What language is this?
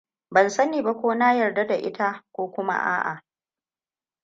Hausa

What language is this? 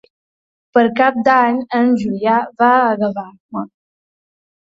Catalan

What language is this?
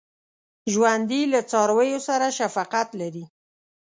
Pashto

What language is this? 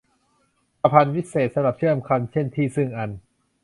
Thai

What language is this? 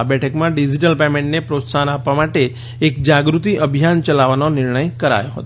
Gujarati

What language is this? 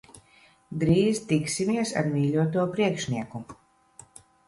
Latvian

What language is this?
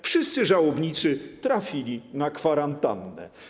Polish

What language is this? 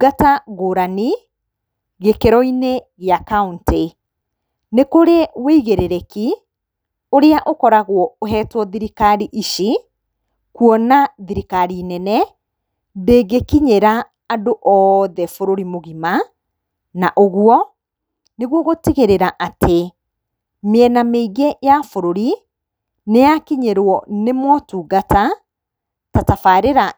Kikuyu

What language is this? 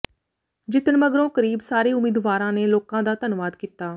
Punjabi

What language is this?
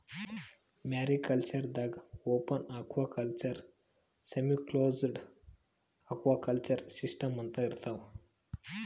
Kannada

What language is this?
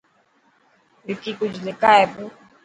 Dhatki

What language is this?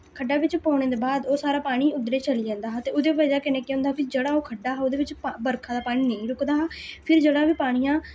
Dogri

